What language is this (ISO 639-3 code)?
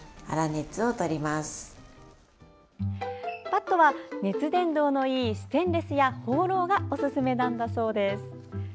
jpn